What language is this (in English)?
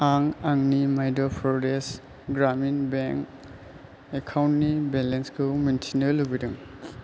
Bodo